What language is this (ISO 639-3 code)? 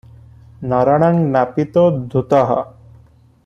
ori